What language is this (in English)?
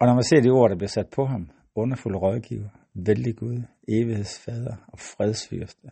Danish